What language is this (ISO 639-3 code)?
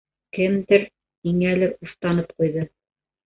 bak